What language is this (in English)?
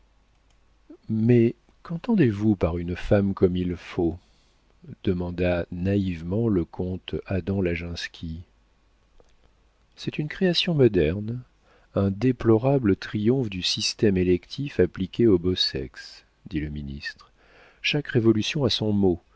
French